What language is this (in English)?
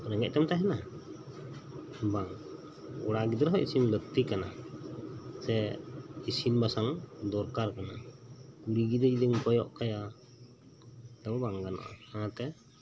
Santali